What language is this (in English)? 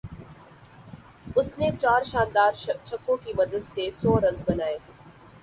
Urdu